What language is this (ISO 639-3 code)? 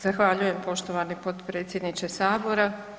hrv